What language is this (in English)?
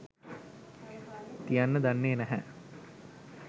Sinhala